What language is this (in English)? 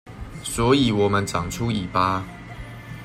Chinese